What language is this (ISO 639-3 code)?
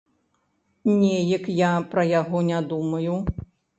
bel